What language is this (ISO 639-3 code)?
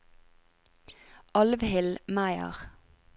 nor